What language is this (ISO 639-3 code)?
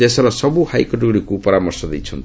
ori